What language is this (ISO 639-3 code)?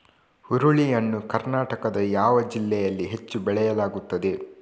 kan